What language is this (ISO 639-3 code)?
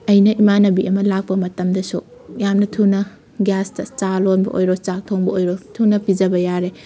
mni